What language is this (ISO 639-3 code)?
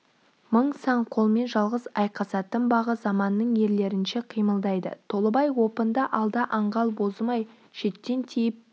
kaz